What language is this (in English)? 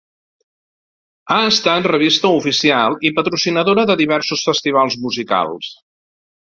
Catalan